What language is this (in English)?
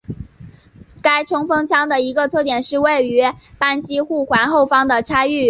Chinese